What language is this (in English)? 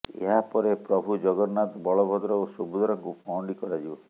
Odia